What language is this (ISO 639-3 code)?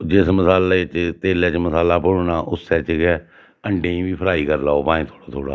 doi